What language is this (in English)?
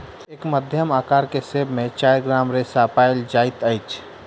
Maithili